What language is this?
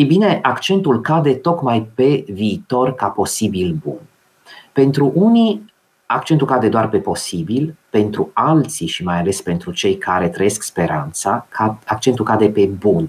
Romanian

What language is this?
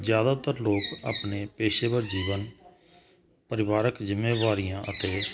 Punjabi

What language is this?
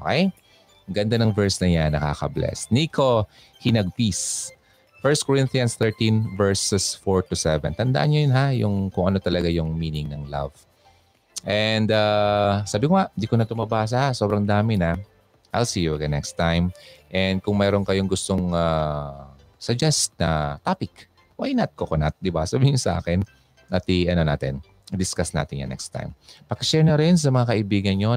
Filipino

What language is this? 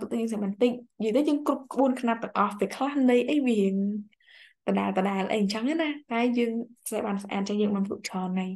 Vietnamese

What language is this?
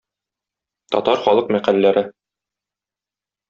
Tatar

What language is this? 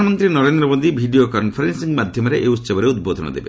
Odia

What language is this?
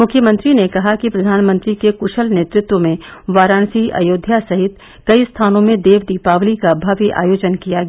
Hindi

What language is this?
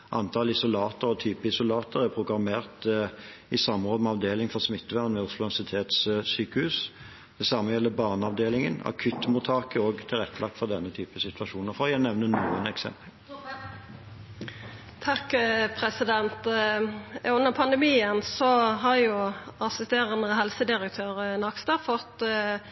Norwegian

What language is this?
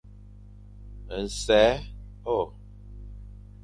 Fang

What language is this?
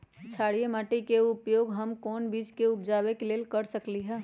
Magahi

